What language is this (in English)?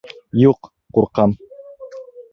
Bashkir